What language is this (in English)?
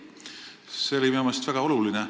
Estonian